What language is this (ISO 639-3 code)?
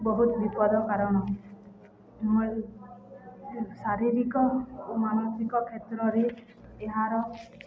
ori